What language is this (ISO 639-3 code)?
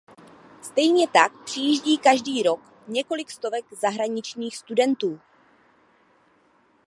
ces